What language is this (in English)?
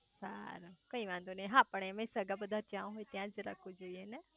Gujarati